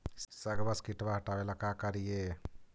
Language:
Magahi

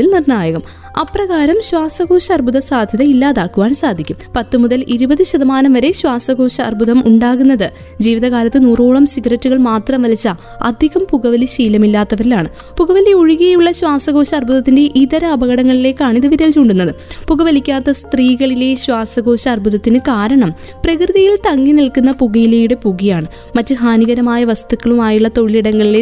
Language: Malayalam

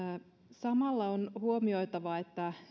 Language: Finnish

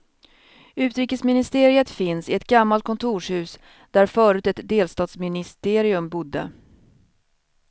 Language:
Swedish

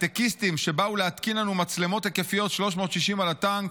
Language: Hebrew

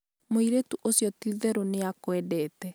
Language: Kikuyu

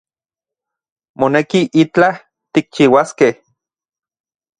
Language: Central Puebla Nahuatl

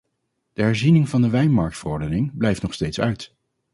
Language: Dutch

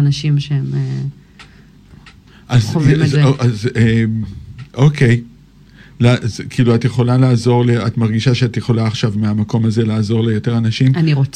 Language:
Hebrew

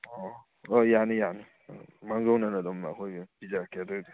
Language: Manipuri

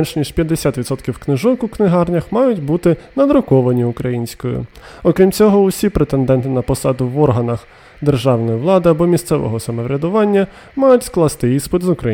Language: Ukrainian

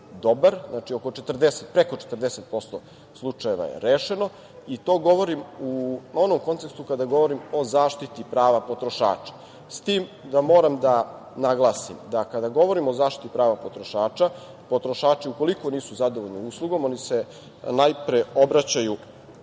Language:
Serbian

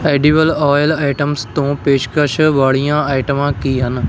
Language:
Punjabi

